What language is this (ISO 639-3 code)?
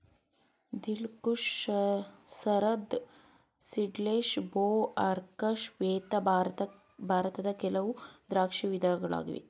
kan